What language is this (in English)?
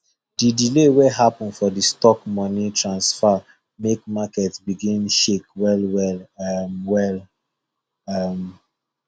Nigerian Pidgin